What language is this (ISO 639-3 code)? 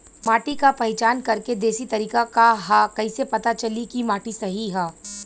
bho